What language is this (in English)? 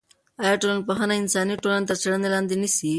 Pashto